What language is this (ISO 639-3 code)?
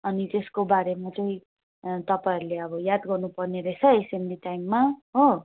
nep